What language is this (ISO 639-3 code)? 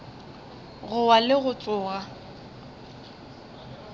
nso